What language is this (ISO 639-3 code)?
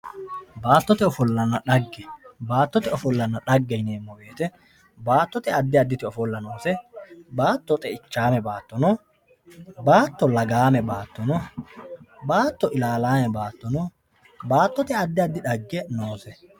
sid